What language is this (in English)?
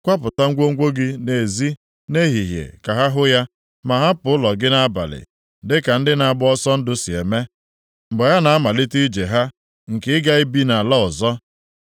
Igbo